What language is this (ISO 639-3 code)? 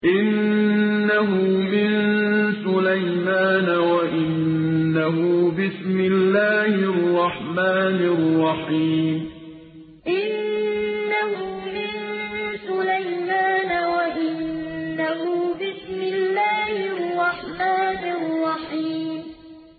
ara